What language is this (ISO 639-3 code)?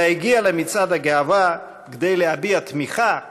heb